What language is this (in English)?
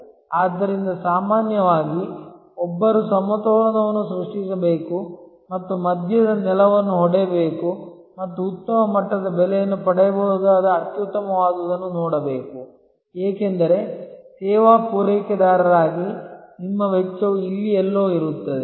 Kannada